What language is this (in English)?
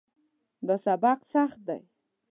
Pashto